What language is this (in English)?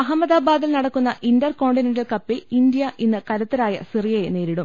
Malayalam